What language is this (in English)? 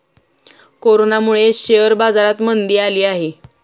Marathi